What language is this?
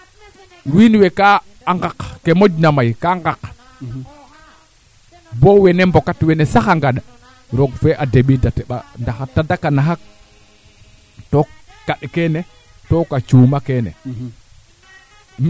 Serer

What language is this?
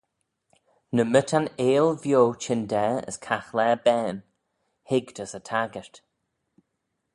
Manx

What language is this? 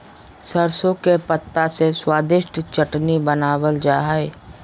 Magahi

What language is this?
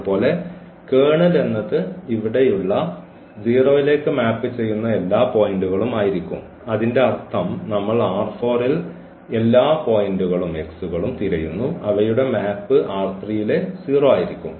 Malayalam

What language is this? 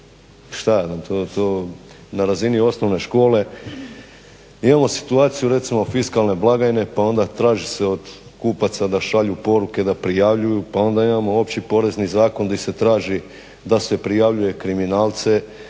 Croatian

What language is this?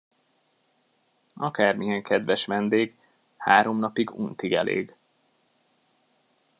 Hungarian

